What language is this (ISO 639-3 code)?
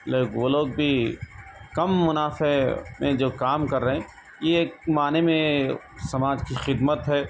urd